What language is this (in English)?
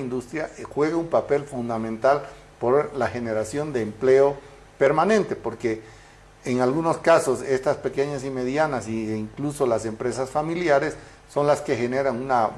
Spanish